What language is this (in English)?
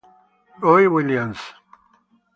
Italian